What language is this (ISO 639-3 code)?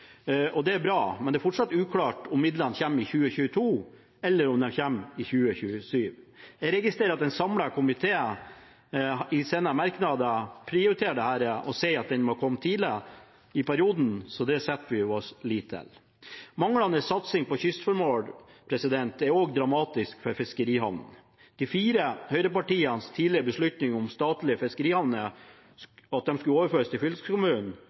nob